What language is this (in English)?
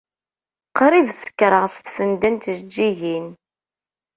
Kabyle